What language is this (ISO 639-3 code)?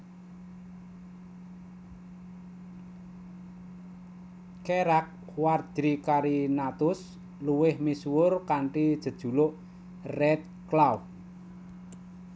jav